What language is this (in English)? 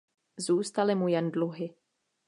Czech